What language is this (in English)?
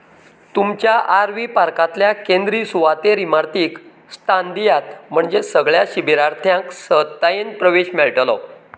Konkani